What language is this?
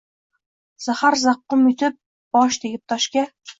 Uzbek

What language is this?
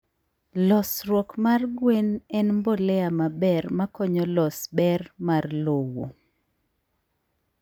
Luo (Kenya and Tanzania)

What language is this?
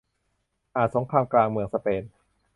Thai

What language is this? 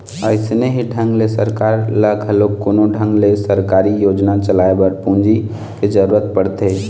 Chhattisgarhi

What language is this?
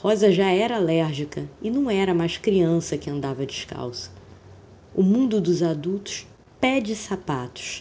Portuguese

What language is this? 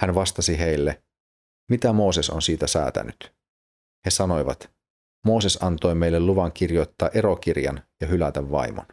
Finnish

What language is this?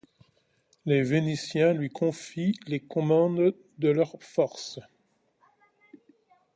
French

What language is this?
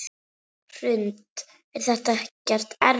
Icelandic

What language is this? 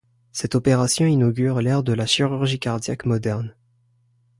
French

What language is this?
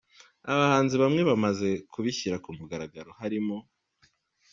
Kinyarwanda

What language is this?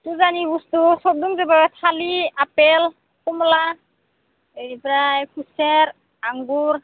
Bodo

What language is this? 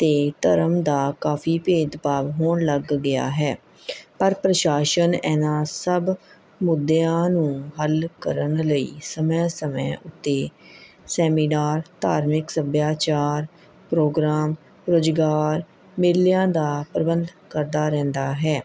Punjabi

